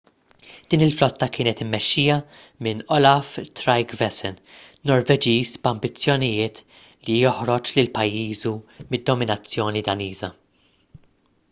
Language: Maltese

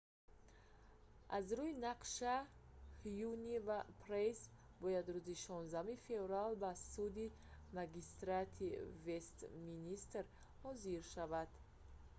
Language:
Tajik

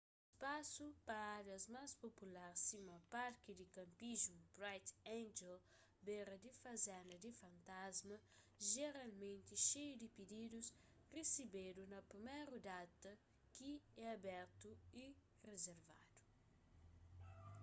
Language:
Kabuverdianu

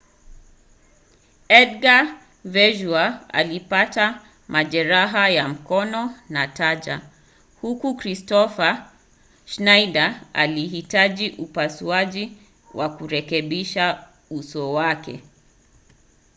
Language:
Swahili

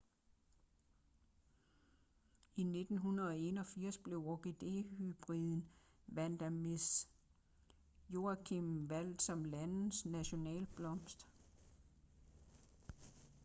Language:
Danish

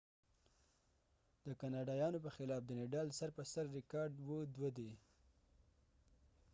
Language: Pashto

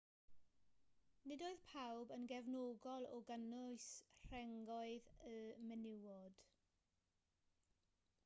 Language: Welsh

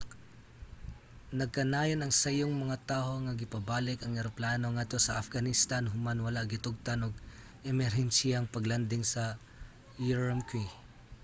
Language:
Cebuano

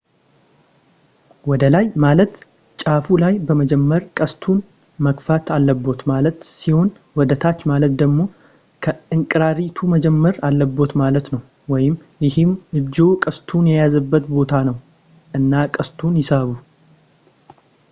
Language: Amharic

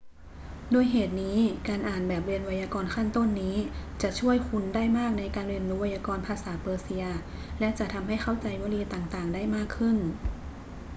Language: Thai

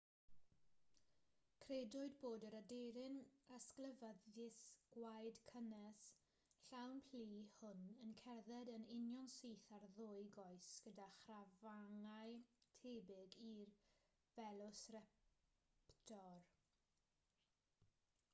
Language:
Welsh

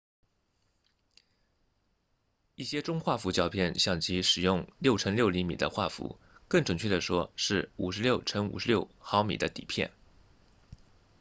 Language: Chinese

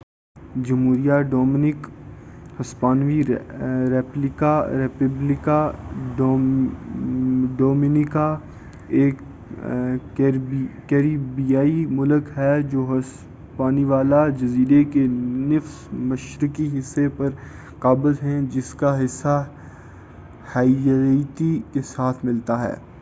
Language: Urdu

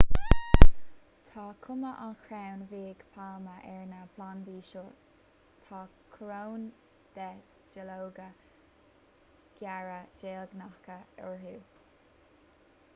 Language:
Irish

